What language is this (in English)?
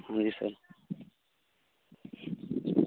Punjabi